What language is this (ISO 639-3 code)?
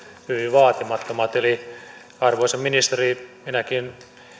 fin